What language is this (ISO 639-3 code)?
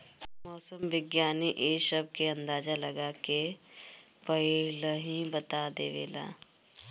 bho